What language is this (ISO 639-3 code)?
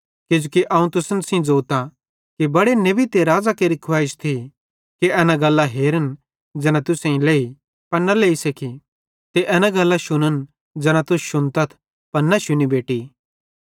bhd